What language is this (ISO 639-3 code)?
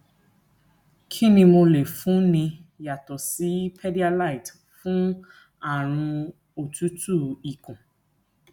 yor